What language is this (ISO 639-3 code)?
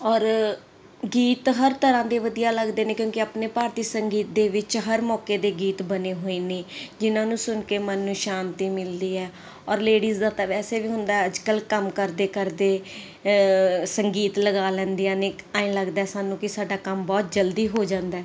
pan